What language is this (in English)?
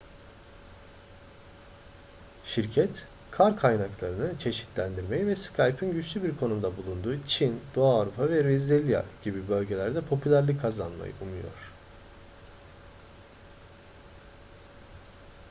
Turkish